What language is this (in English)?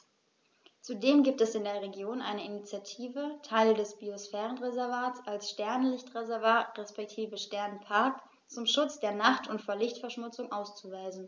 German